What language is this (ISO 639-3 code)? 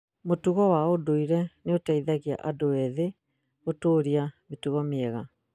kik